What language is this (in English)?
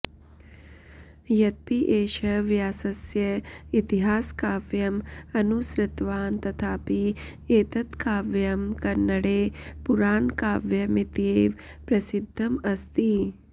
Sanskrit